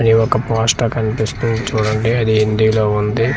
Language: Telugu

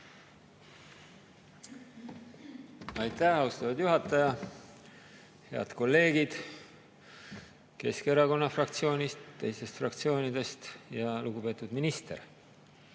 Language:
Estonian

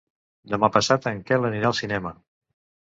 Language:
Catalan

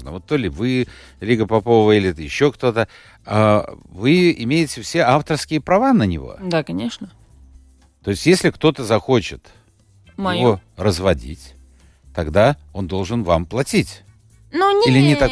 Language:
Russian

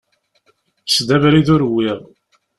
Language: Kabyle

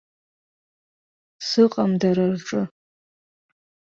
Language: Abkhazian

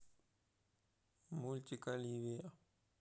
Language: Russian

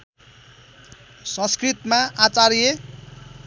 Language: Nepali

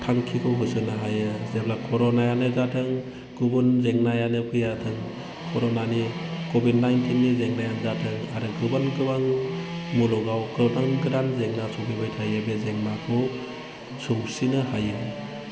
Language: Bodo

